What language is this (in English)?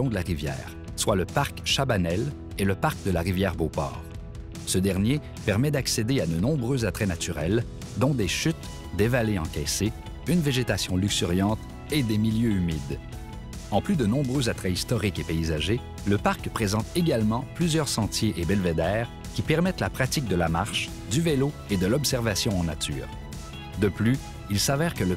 French